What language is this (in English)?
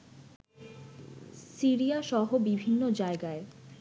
Bangla